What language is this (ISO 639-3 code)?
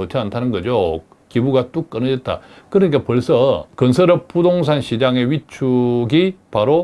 kor